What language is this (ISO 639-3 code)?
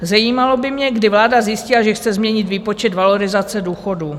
ces